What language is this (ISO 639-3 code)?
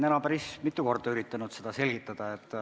est